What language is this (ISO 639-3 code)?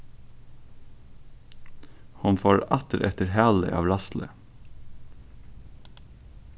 fao